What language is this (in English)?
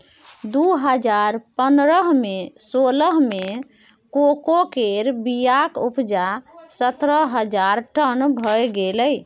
Maithili